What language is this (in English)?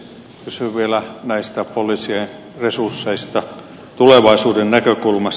Finnish